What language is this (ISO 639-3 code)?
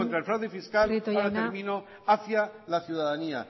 spa